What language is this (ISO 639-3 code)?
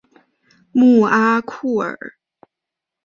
zho